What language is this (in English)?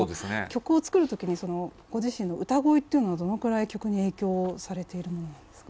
Japanese